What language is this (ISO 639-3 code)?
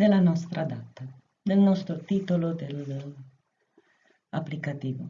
ita